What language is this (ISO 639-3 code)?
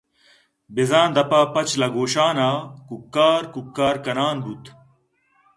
bgp